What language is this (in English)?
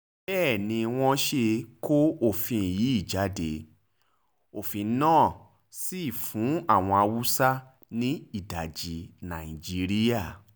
Yoruba